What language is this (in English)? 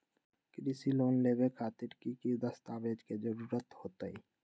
Magahi